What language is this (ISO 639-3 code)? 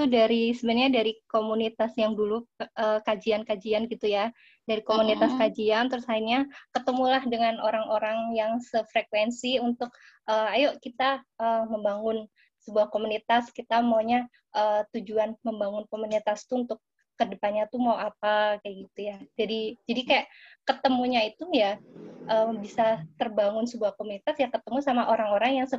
ind